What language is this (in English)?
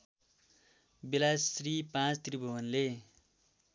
Nepali